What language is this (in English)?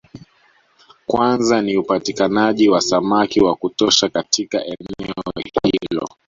Swahili